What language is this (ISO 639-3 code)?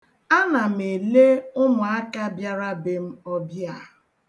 ibo